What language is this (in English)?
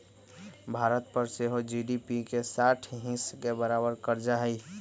Magahi